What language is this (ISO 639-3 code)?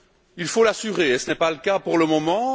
fra